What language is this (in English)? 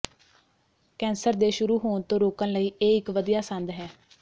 Punjabi